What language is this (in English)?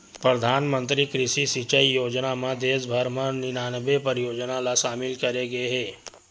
Chhattisgarhi